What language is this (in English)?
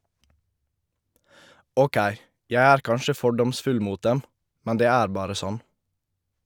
Norwegian